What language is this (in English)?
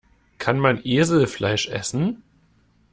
German